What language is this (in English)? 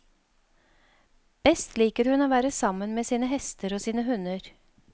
Norwegian